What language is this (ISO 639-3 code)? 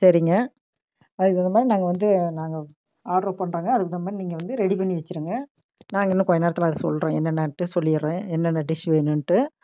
tam